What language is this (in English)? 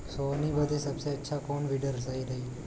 Bhojpuri